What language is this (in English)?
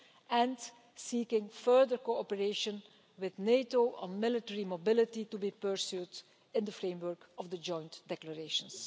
English